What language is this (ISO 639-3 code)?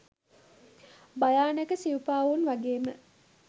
sin